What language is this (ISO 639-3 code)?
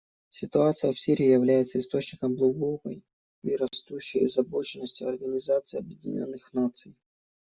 rus